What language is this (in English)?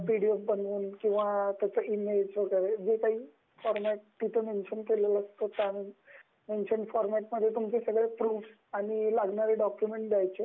Marathi